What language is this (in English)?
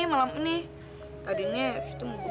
Indonesian